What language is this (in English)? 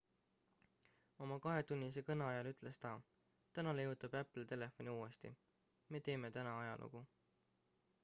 Estonian